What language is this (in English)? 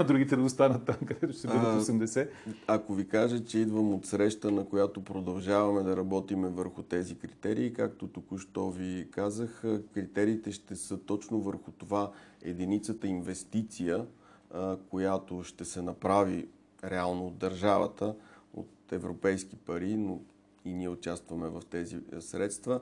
Bulgarian